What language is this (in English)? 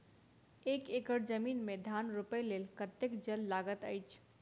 Maithili